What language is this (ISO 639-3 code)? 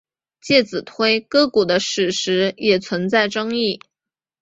zho